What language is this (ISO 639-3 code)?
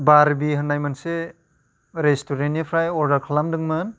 brx